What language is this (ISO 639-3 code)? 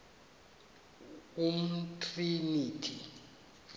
xho